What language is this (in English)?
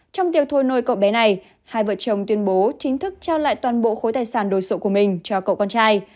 Vietnamese